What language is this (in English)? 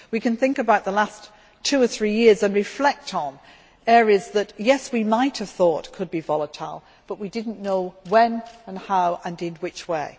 English